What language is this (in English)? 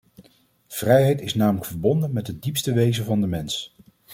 Dutch